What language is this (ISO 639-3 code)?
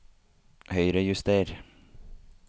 nor